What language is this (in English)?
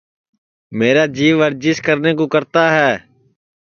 Sansi